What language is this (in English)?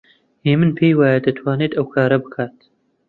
Central Kurdish